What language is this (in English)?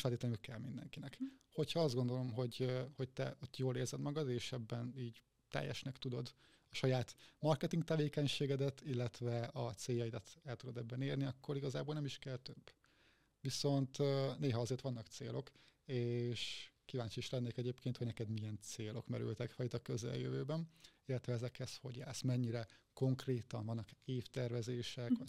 Hungarian